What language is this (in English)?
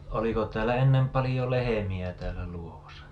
Finnish